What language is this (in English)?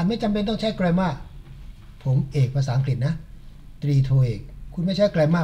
Thai